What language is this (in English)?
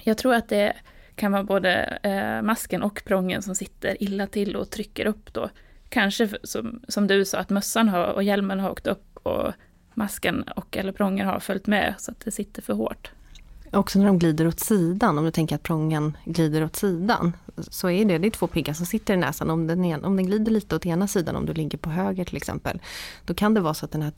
Swedish